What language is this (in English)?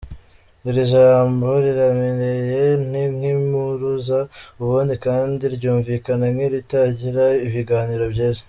Kinyarwanda